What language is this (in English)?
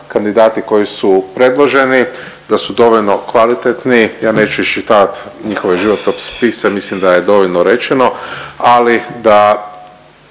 Croatian